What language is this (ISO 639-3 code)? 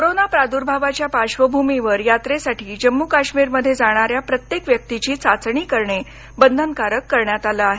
mar